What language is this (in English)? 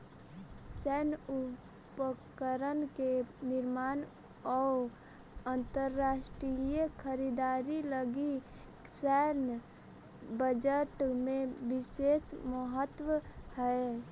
Magahi